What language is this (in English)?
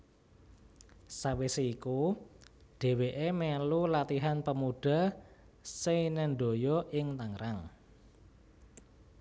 Javanese